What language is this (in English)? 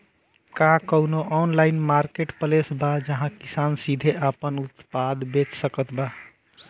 Bhojpuri